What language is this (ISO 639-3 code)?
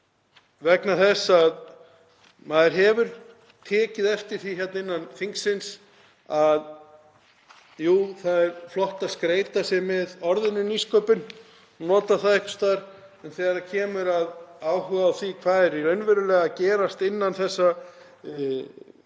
isl